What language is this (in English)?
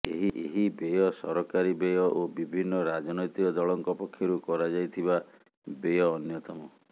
Odia